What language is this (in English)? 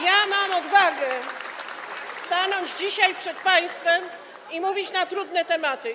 Polish